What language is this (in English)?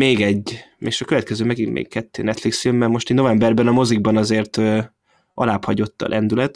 Hungarian